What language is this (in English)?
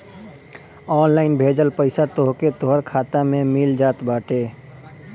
Bhojpuri